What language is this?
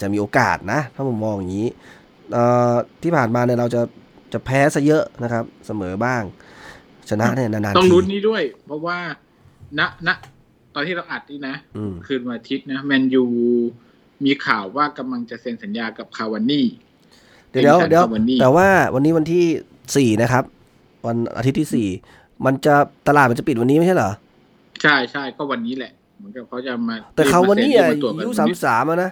Thai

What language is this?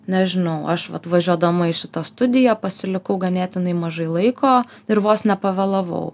Lithuanian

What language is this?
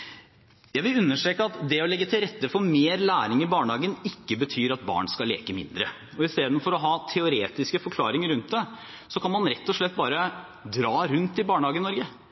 Norwegian Bokmål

